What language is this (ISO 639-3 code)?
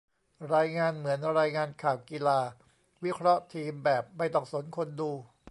tha